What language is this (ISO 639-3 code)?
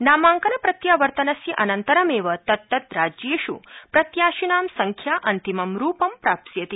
san